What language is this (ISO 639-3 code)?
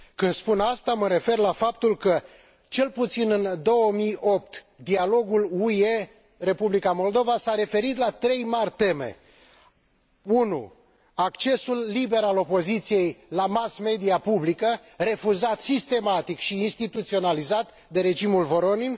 ron